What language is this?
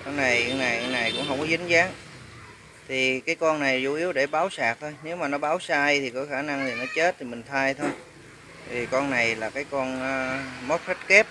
Vietnamese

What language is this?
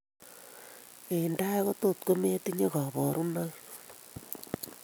Kalenjin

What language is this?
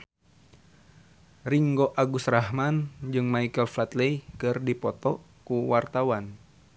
Sundanese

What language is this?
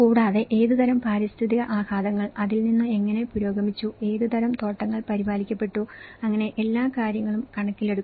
Malayalam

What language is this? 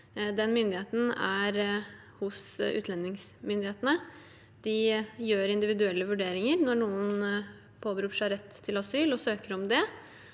Norwegian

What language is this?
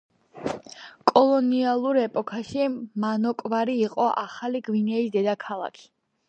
Georgian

